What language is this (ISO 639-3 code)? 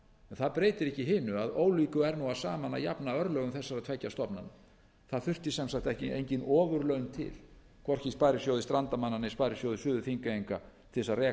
isl